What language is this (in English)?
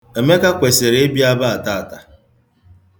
Igbo